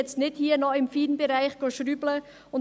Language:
Swiss German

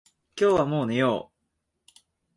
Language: Japanese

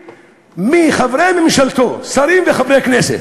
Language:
Hebrew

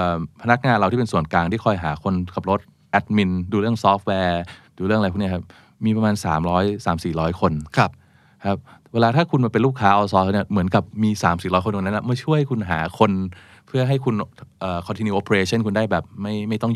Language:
Thai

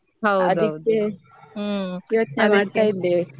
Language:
Kannada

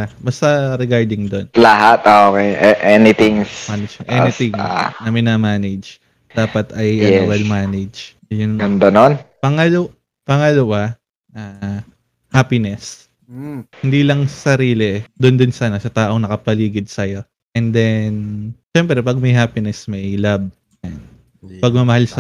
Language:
Filipino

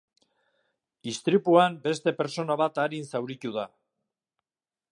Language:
Basque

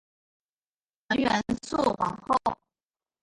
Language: Chinese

